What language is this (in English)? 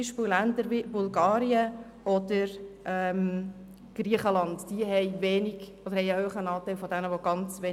Swiss German